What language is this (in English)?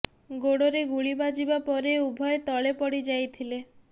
Odia